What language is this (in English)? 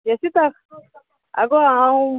Konkani